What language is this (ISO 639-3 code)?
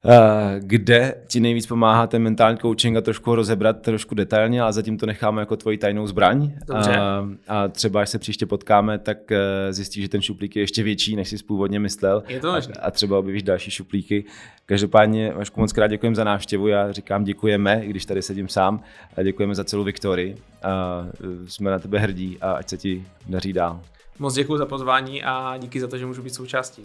ces